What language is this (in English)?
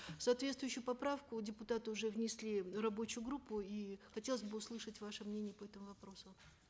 Kazakh